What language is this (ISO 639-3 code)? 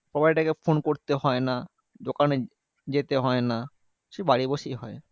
ben